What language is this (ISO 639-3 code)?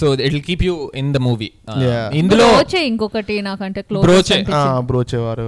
tel